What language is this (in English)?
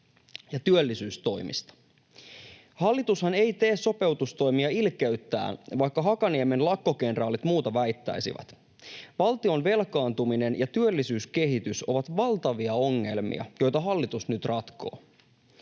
Finnish